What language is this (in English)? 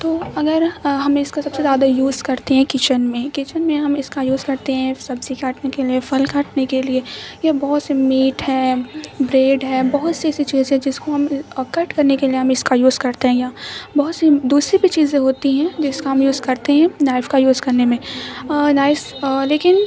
Urdu